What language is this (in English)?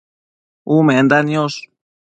Matsés